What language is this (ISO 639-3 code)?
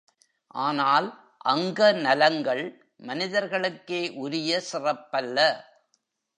tam